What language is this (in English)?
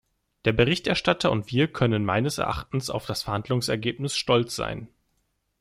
German